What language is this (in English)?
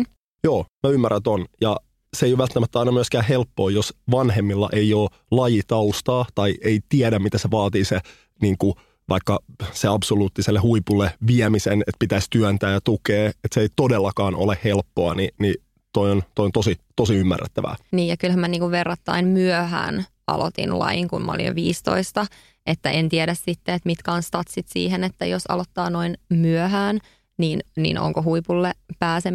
Finnish